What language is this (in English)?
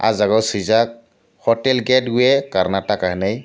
Kok Borok